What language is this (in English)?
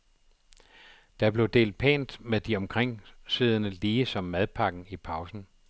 Danish